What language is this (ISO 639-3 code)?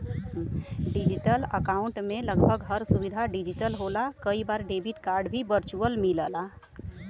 bho